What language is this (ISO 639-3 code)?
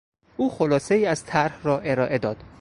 fas